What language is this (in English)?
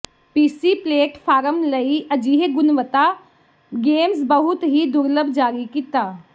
Punjabi